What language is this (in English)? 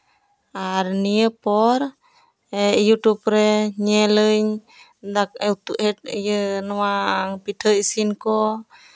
Santali